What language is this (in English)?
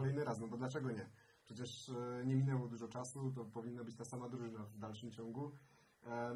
Polish